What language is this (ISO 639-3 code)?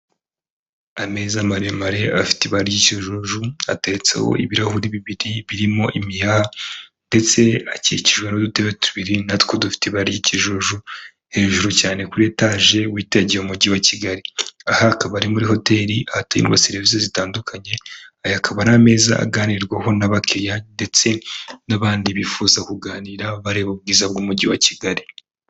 kin